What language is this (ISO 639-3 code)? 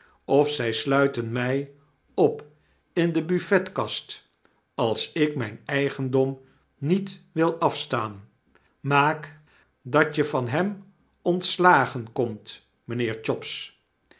nld